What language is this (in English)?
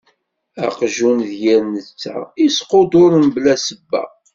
Kabyle